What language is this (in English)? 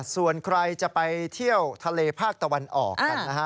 Thai